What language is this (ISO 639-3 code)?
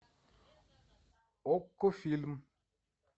rus